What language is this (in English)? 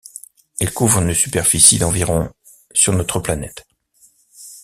French